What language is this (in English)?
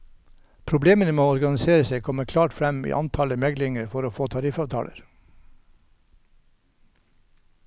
Norwegian